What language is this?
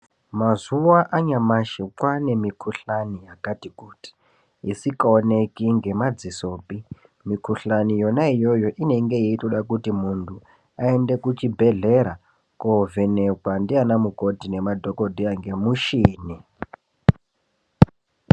Ndau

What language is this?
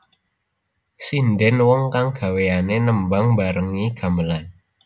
Javanese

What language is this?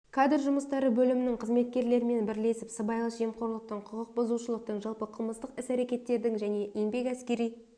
Kazakh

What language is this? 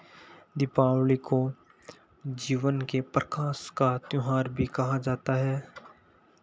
Hindi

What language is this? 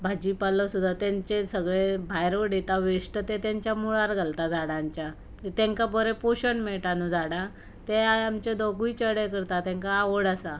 Konkani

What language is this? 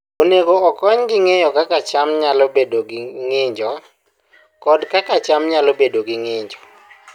Luo (Kenya and Tanzania)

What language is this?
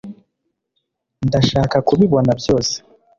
Kinyarwanda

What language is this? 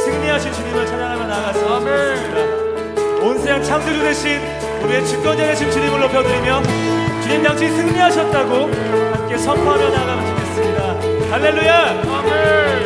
Korean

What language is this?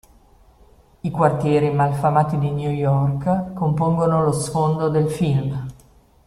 Italian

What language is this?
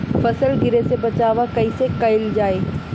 Bhojpuri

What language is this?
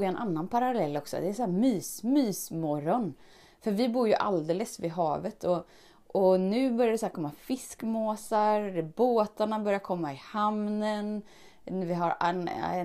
Swedish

